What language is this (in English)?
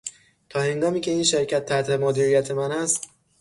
Persian